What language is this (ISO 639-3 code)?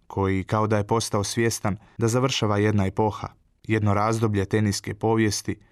hrv